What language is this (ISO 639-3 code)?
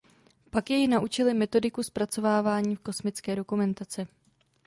ces